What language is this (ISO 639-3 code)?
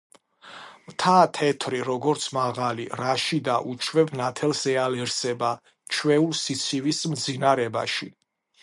kat